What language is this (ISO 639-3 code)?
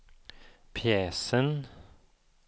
swe